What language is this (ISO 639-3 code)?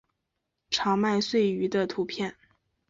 zho